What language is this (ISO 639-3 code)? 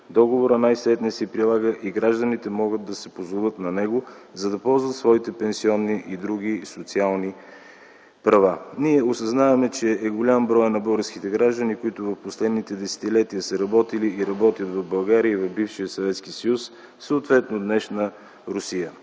bul